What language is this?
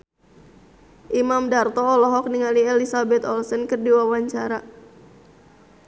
Sundanese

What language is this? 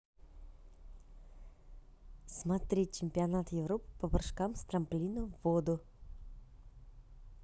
Russian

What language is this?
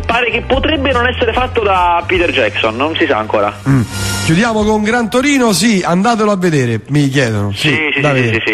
Italian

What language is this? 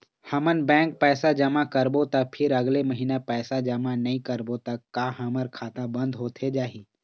Chhattisgarhi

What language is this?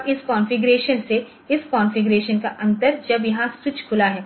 Hindi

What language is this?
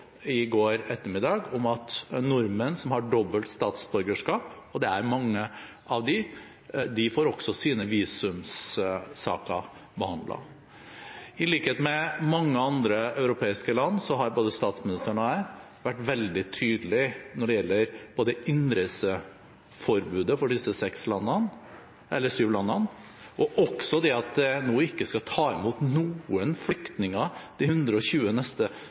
Norwegian Bokmål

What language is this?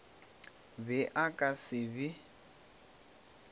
Northern Sotho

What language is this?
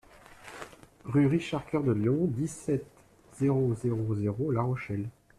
French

